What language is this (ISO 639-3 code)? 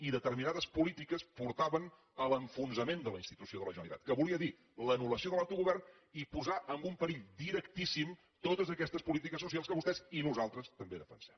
cat